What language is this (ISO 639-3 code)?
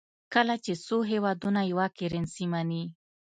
pus